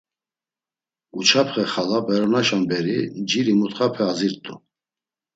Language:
Laz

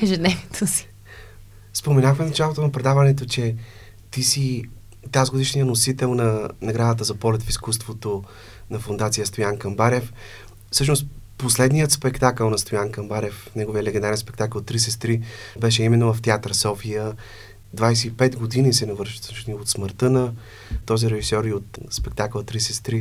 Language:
Bulgarian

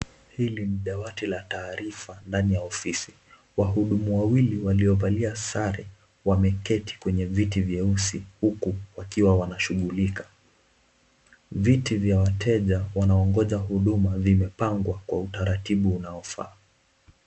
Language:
Swahili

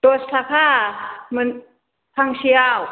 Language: Bodo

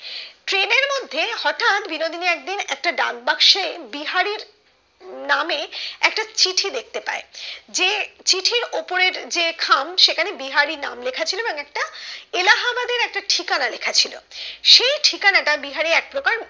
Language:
Bangla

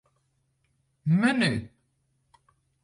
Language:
Western Frisian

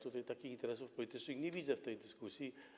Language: Polish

